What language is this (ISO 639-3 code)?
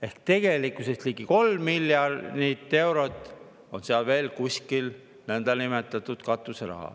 est